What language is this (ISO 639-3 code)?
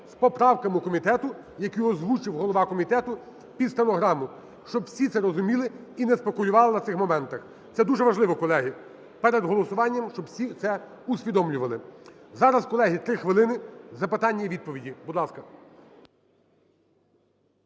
ukr